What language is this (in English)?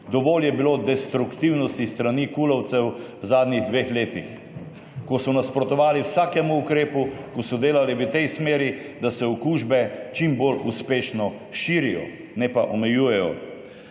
Slovenian